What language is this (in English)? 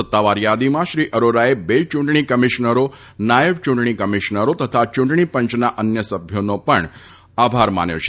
Gujarati